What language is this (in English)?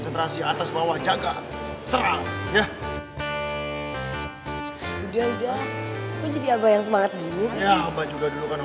Indonesian